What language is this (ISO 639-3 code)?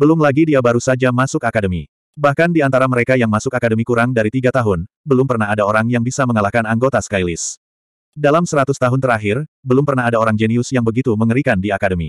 ind